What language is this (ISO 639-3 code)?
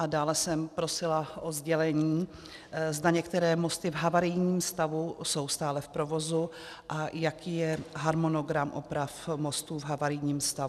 ces